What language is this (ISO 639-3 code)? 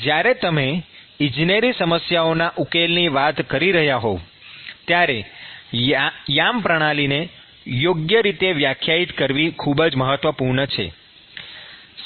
guj